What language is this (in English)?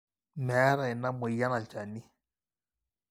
Masai